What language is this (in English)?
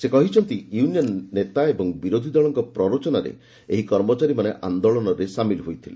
Odia